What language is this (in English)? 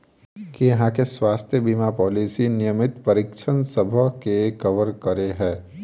Maithili